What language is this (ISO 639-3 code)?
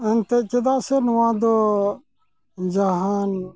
sat